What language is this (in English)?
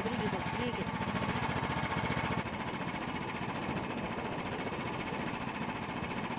Russian